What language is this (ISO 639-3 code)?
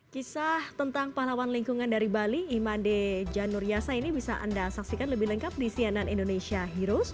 ind